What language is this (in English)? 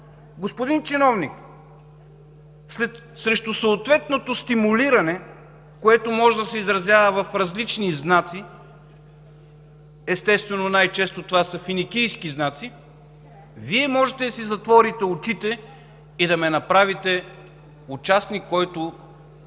Bulgarian